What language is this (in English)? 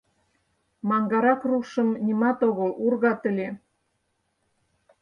Mari